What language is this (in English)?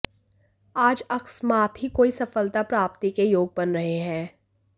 Hindi